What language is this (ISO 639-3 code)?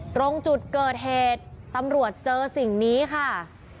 tha